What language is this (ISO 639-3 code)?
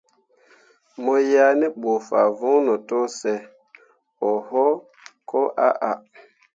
mua